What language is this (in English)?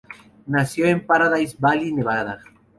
Spanish